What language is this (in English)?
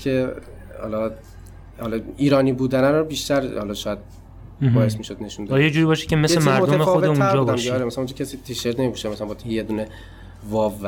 Persian